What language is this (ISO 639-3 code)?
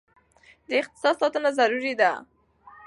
pus